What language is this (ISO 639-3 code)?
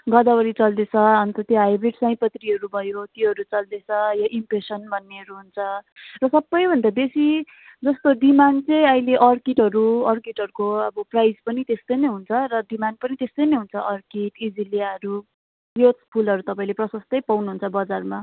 nep